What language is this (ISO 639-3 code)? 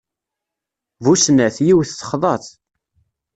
kab